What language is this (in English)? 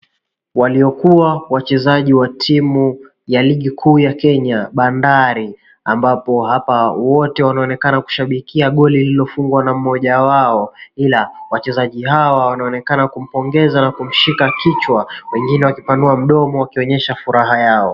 Swahili